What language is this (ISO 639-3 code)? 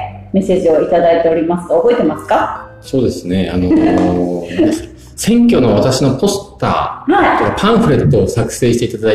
jpn